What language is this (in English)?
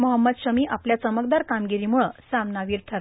Marathi